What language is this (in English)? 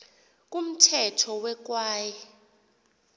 Xhosa